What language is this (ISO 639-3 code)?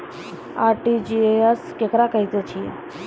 mai